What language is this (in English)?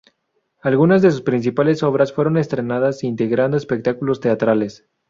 Spanish